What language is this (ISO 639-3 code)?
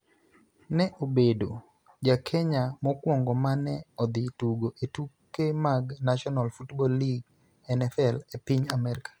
luo